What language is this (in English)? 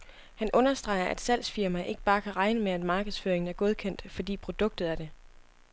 Danish